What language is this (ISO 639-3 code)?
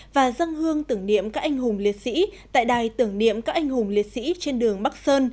vie